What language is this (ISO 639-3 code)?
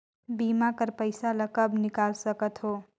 hne